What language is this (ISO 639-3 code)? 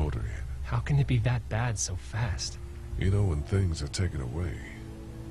pol